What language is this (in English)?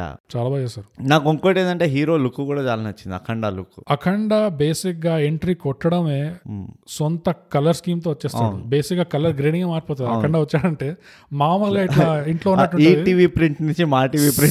Telugu